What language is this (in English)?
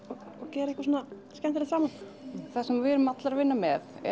Icelandic